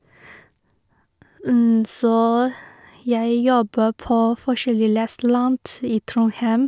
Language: Norwegian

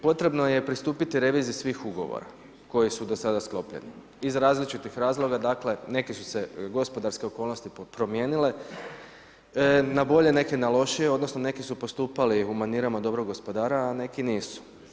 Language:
Croatian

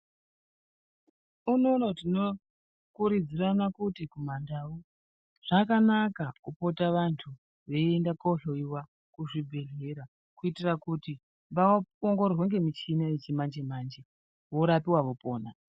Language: Ndau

